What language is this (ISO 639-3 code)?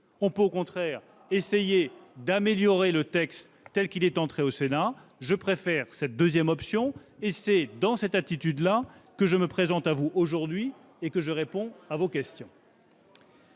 fra